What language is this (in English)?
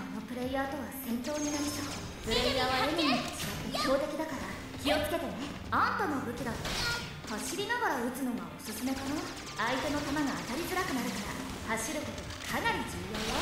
Japanese